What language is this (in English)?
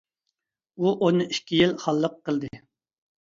Uyghur